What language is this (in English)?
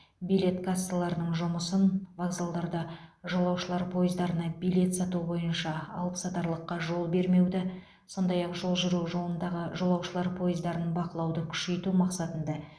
Kazakh